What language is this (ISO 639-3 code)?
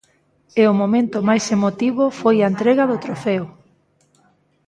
glg